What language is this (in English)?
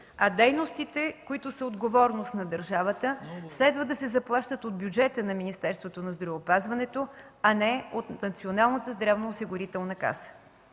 Bulgarian